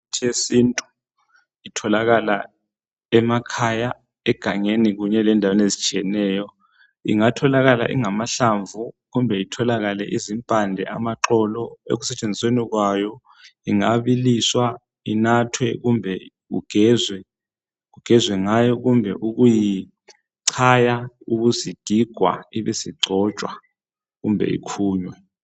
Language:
North Ndebele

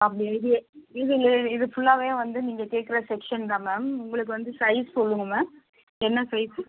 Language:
Tamil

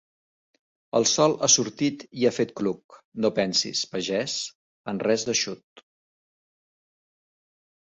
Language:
Catalan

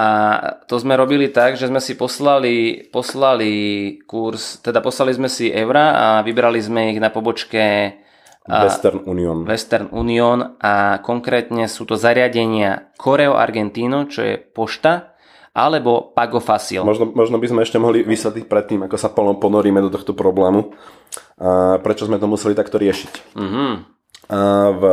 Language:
Slovak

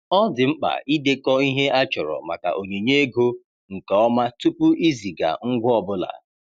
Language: Igbo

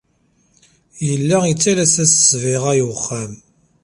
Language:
Kabyle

